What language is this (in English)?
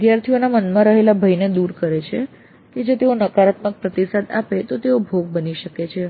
Gujarati